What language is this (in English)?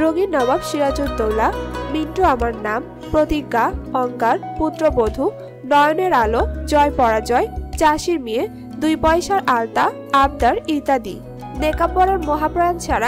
Hindi